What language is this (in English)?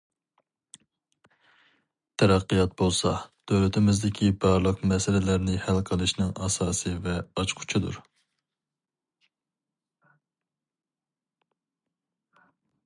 Uyghur